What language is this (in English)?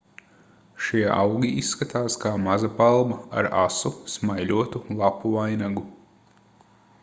Latvian